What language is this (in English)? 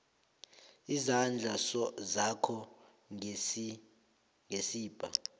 South Ndebele